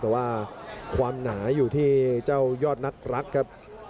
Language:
Thai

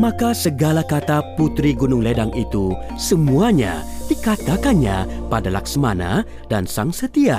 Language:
Malay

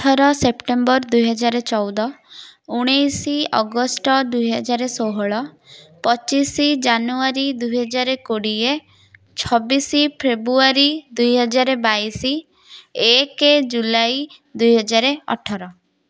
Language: Odia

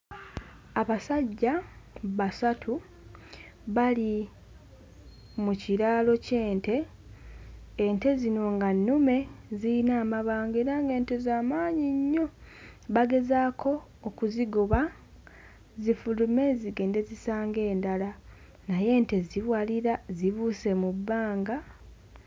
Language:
Ganda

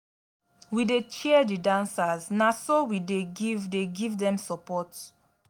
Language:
Nigerian Pidgin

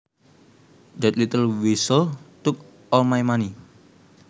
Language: Javanese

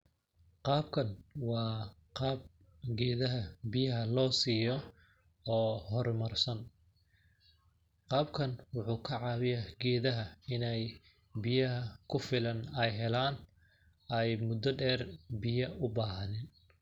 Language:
Somali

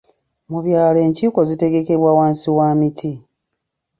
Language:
Ganda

